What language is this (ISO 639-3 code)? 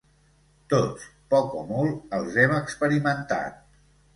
cat